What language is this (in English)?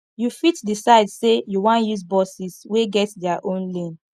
Nigerian Pidgin